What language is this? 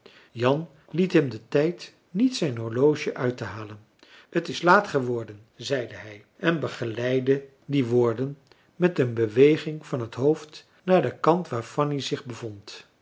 Dutch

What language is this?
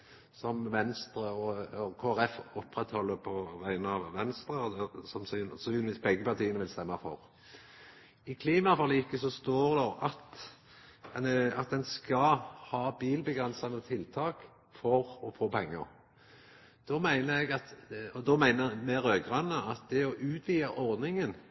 Norwegian Nynorsk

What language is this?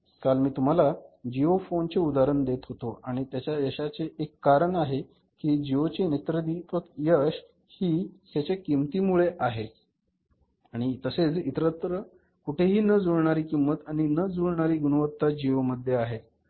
Marathi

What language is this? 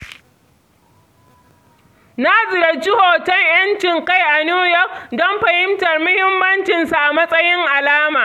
Hausa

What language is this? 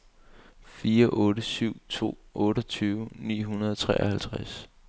Danish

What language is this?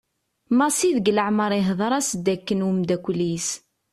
Kabyle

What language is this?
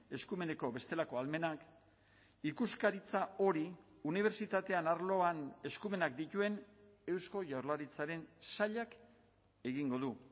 Basque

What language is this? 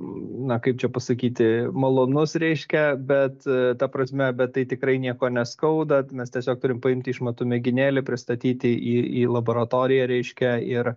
Lithuanian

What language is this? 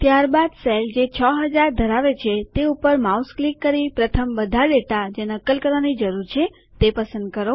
Gujarati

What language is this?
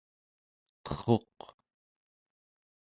Central Yupik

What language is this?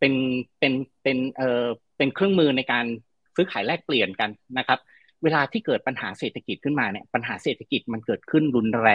Thai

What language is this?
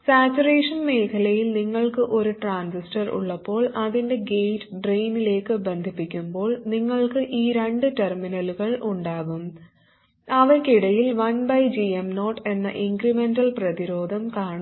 Malayalam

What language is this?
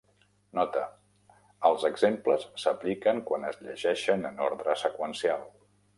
Catalan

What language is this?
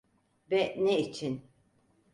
Turkish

